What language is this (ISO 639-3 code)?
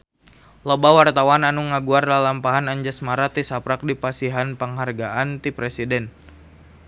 sun